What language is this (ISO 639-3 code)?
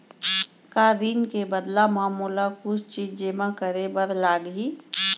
hne